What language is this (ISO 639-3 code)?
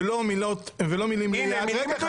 heb